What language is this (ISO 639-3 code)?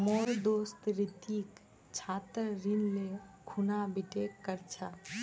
mag